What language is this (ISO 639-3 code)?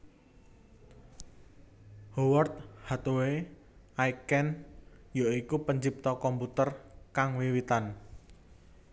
jav